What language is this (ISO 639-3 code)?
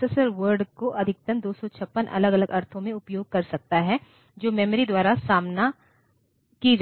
hin